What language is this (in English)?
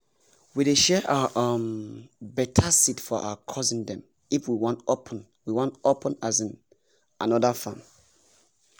Nigerian Pidgin